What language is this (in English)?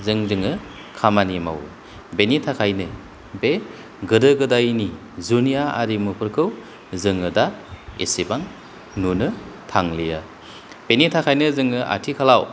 Bodo